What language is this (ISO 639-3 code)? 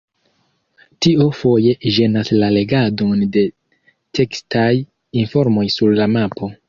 epo